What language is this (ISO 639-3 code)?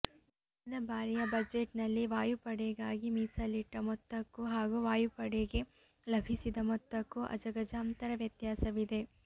kan